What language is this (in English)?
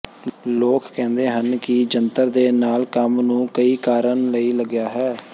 Punjabi